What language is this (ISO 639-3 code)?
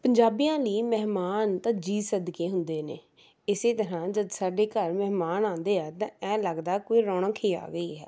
pan